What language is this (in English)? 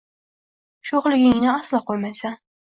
Uzbek